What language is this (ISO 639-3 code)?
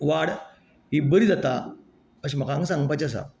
kok